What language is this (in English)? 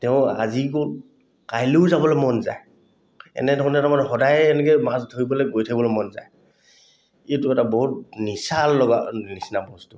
Assamese